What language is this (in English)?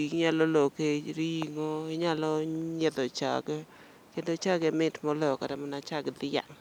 Luo (Kenya and Tanzania)